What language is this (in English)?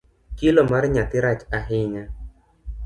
Luo (Kenya and Tanzania)